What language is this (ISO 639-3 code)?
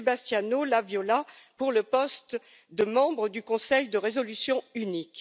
fra